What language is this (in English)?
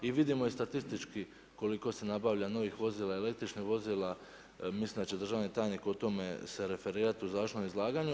Croatian